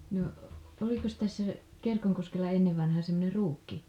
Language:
Finnish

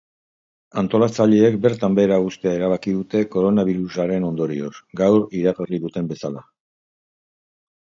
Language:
Basque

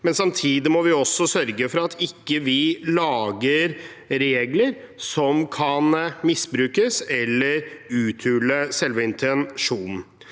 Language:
Norwegian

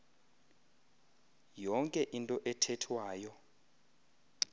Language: Xhosa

